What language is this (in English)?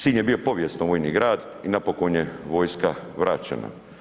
Croatian